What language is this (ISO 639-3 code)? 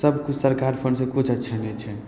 mai